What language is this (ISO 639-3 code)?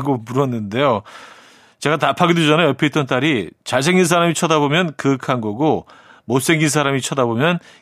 kor